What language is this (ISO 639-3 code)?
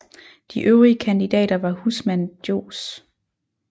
dan